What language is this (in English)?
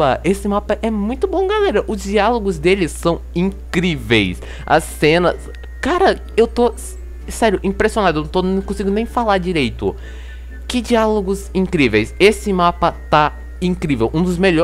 Portuguese